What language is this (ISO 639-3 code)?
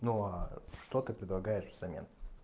rus